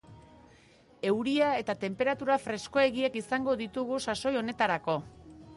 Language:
Basque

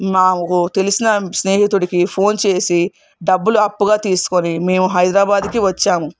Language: Telugu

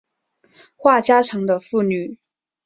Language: Chinese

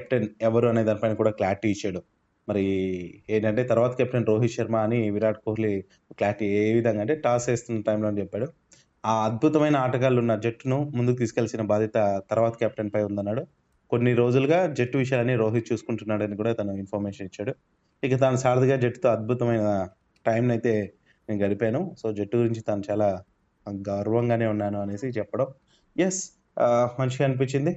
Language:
Telugu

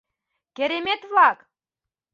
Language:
Mari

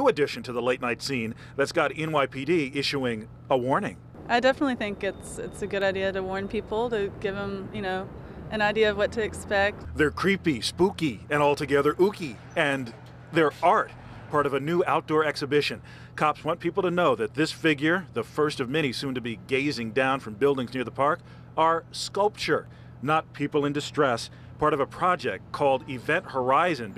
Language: English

